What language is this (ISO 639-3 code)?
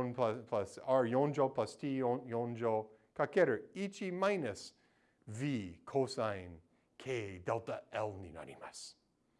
jpn